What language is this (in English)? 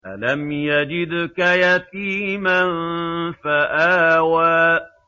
Arabic